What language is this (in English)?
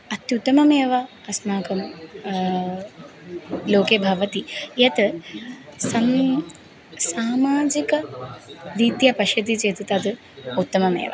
Sanskrit